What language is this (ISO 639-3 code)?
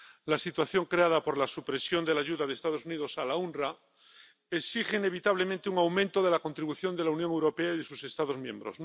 spa